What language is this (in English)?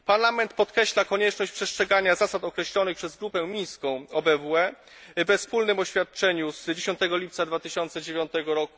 Polish